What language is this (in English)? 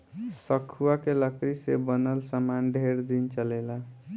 Bhojpuri